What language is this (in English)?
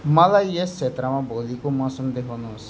Nepali